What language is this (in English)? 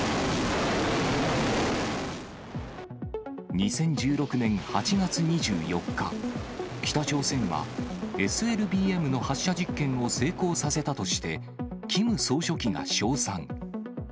Japanese